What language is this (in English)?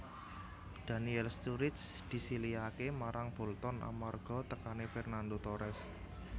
Javanese